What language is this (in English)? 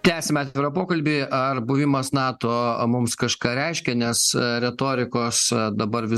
Lithuanian